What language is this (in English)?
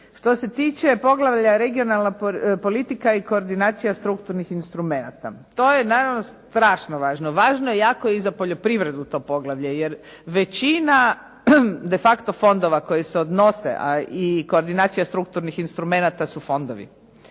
Croatian